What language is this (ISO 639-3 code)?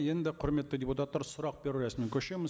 kaz